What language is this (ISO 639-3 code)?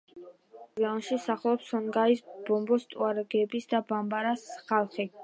kat